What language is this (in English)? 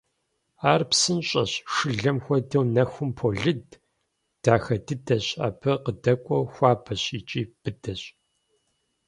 Kabardian